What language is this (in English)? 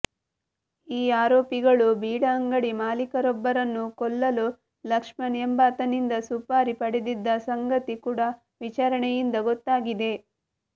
Kannada